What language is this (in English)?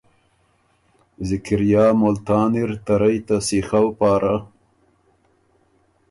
Ormuri